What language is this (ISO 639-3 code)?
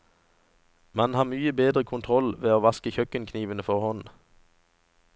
nor